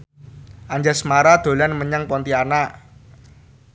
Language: Javanese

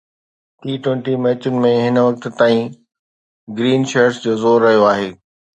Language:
Sindhi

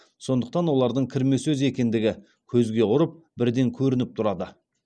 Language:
Kazakh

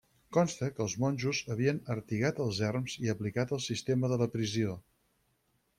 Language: Catalan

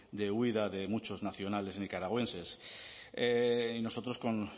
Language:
Spanish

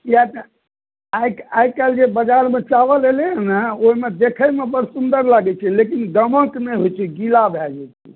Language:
Maithili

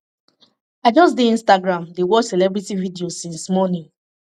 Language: Nigerian Pidgin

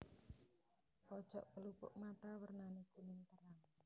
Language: Javanese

